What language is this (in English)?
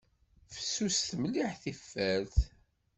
Kabyle